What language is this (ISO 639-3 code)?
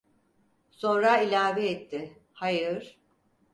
tur